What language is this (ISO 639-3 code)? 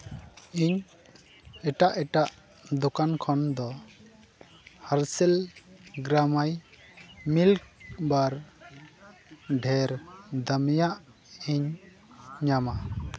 sat